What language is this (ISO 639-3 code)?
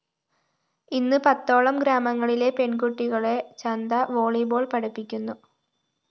mal